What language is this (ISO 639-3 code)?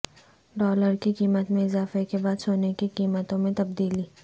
urd